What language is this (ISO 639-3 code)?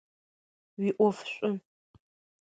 ady